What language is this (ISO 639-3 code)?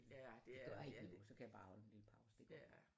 dan